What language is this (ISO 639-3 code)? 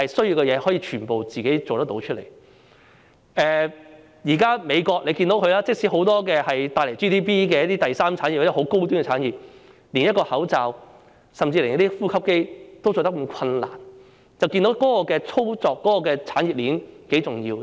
yue